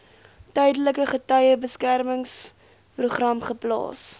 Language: Afrikaans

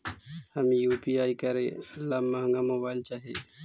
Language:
Magahi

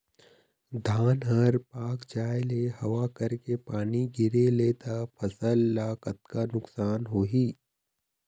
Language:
Chhattisgarhi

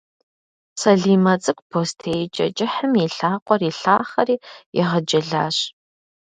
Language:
Kabardian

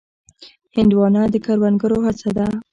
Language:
Pashto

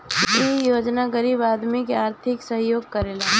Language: Bhojpuri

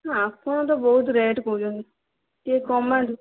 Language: Odia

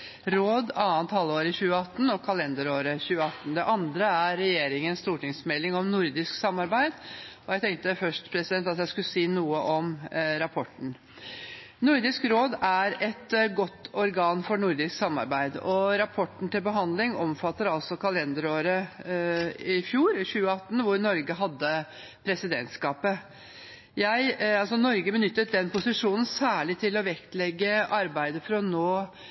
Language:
Norwegian Bokmål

